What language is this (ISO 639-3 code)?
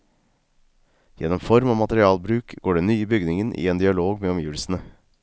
nor